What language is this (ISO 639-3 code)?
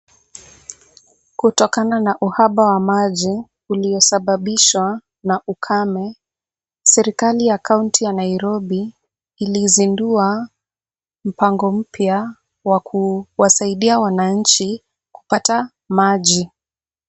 swa